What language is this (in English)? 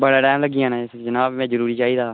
Dogri